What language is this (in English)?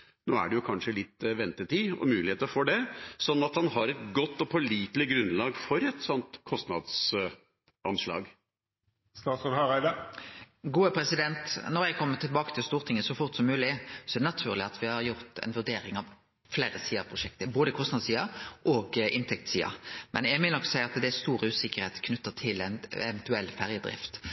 Norwegian